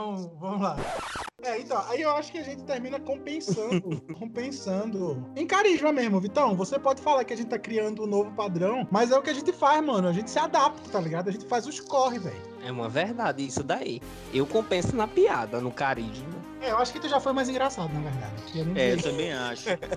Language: Portuguese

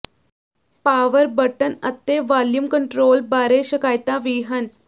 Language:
Punjabi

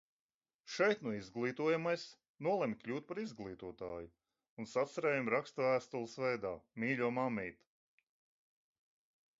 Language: Latvian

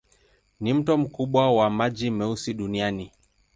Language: Swahili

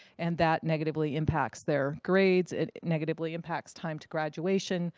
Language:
English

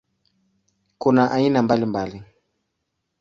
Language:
Swahili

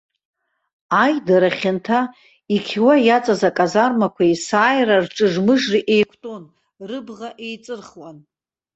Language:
Abkhazian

